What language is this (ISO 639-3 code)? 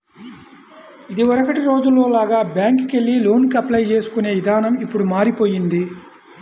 tel